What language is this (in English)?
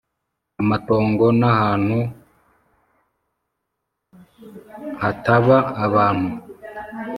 Kinyarwanda